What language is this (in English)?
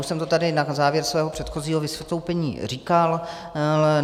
Czech